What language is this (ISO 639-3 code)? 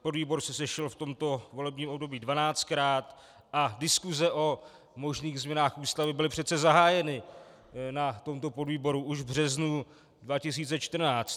ces